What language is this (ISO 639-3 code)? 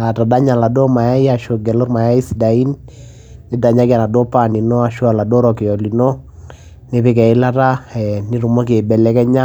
mas